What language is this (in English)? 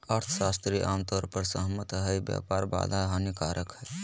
Magahi